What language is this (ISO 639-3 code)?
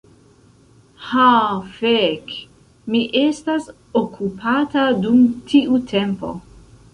epo